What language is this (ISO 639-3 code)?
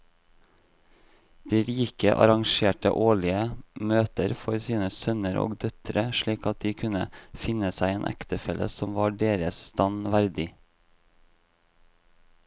nor